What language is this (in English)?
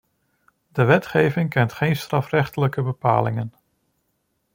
Dutch